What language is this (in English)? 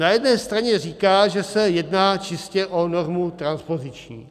Czech